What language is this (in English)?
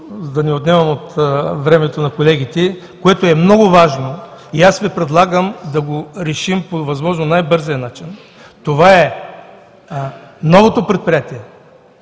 Bulgarian